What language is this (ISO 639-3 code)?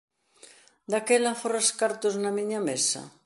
glg